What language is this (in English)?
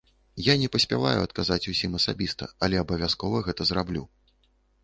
Belarusian